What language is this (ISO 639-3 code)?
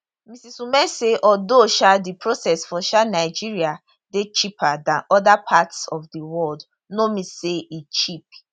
pcm